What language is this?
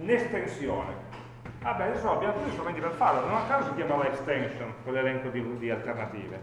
Italian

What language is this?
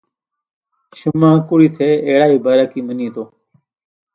Phalura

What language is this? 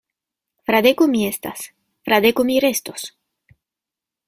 Esperanto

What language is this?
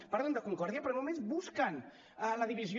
Catalan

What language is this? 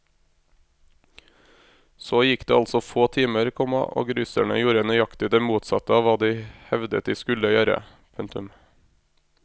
Norwegian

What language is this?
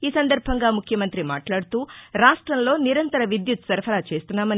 Telugu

